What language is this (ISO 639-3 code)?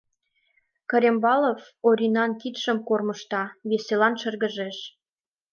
chm